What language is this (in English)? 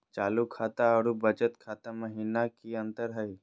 Magahi